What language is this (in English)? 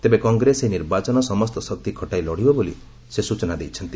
Odia